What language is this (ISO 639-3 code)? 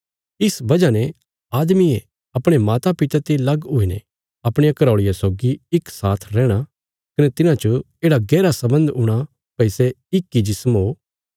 kfs